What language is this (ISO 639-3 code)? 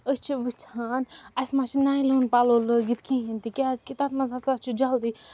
kas